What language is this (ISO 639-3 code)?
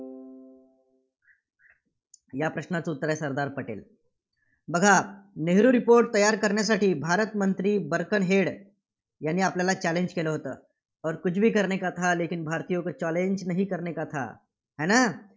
mar